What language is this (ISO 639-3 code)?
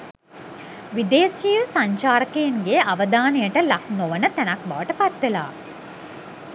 sin